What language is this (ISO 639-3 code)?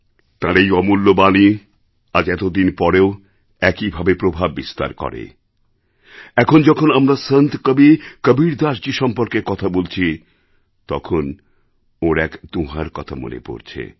ben